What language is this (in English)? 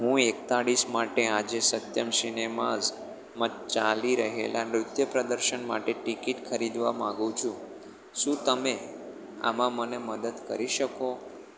Gujarati